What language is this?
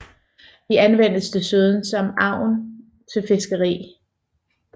Danish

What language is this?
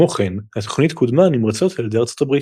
Hebrew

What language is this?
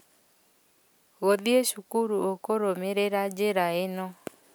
Kikuyu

